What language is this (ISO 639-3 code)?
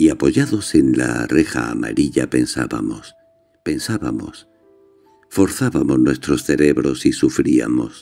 spa